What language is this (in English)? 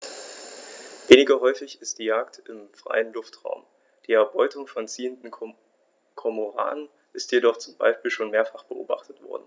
German